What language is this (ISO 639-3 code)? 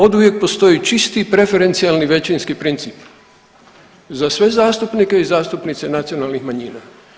hrv